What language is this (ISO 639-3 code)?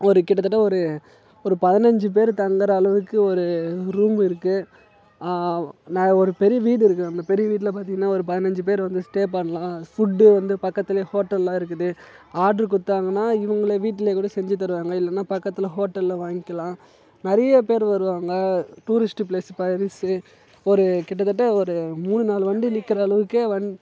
tam